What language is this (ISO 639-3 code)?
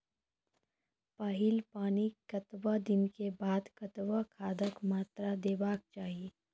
mai